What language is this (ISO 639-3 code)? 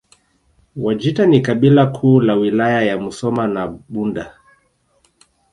swa